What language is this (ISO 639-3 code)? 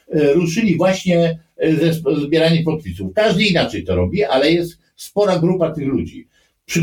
pol